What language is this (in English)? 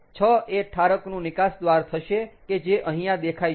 Gujarati